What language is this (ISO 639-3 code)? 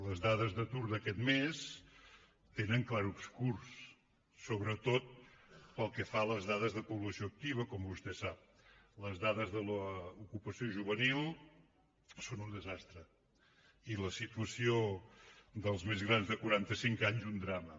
cat